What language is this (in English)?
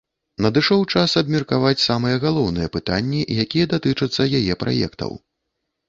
Belarusian